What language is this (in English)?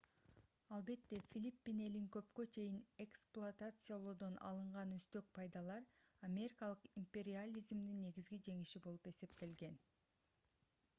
Kyrgyz